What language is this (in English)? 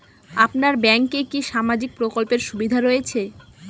Bangla